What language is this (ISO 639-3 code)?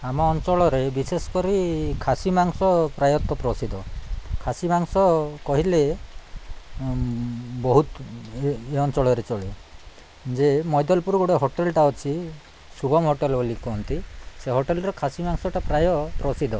ori